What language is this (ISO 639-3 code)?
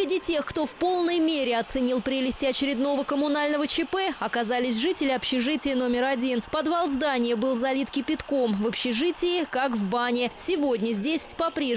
rus